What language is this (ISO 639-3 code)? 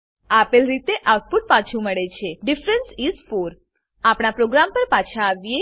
guj